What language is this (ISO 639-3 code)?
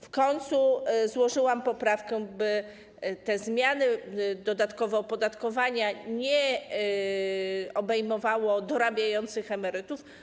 pol